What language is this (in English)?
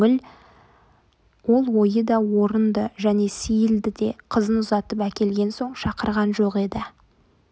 Kazakh